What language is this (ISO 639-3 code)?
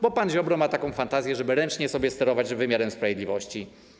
pol